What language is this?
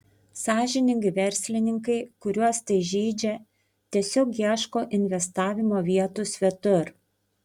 Lithuanian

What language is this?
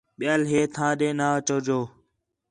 Khetrani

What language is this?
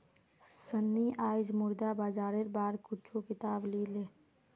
Magahi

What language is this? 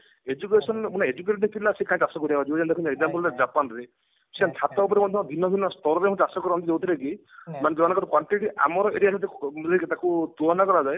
Odia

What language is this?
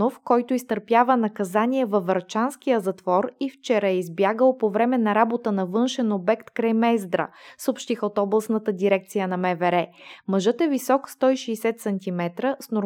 Bulgarian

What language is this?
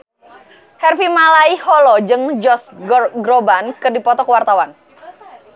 Sundanese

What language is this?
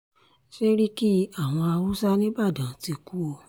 Yoruba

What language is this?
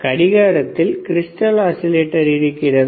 Tamil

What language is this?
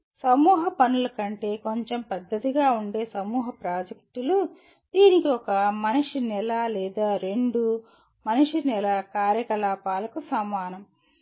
Telugu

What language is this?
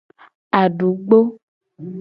Gen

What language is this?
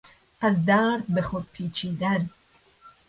Persian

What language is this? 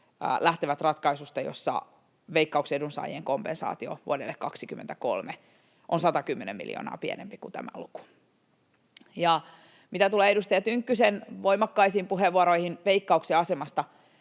Finnish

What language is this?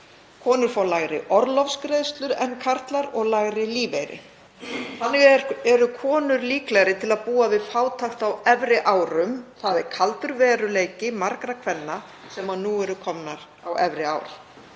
Icelandic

